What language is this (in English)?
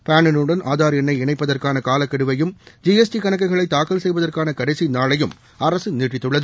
Tamil